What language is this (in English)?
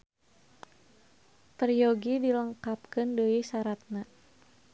Sundanese